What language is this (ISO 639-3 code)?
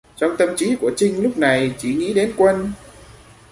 vie